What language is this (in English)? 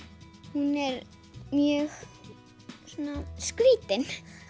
Icelandic